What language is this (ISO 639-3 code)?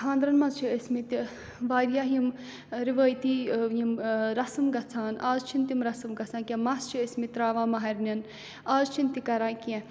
kas